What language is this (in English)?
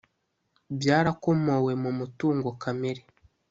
Kinyarwanda